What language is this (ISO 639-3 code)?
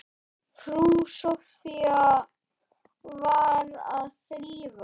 isl